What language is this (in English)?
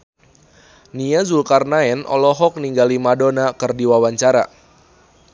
Sundanese